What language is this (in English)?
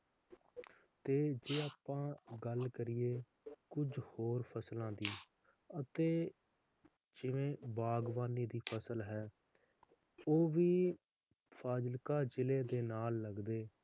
Punjabi